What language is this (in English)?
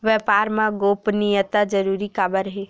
Chhattisgarhi